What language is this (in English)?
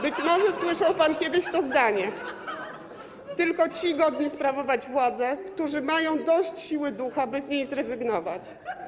Polish